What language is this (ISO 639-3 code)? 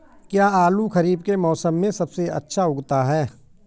hin